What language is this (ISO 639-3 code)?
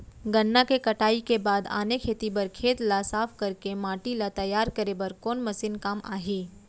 hne